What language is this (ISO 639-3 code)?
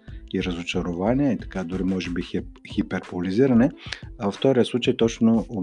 bul